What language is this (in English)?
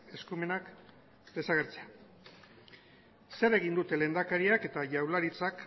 Basque